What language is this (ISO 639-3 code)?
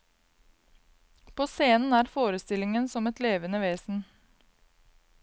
nor